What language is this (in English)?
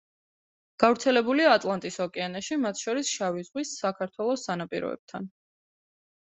Georgian